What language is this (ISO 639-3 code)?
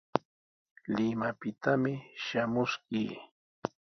qws